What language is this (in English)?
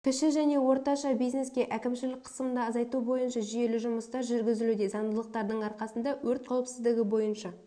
Kazakh